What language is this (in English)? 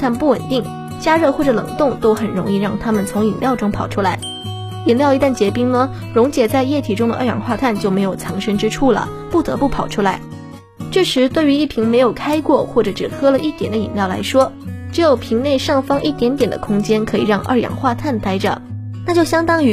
Chinese